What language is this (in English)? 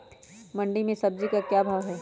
Magahi